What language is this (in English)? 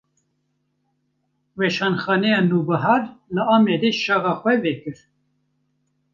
Kurdish